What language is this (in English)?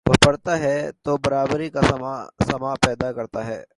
Urdu